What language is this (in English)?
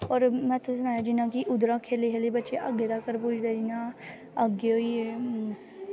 Dogri